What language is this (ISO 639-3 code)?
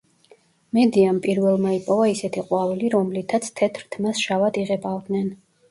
kat